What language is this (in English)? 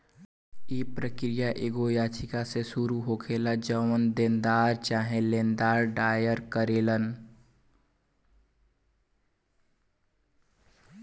Bhojpuri